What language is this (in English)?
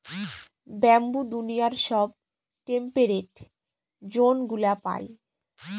Bangla